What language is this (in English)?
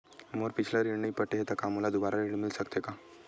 Chhattisgarhi